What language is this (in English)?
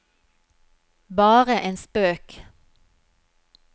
Norwegian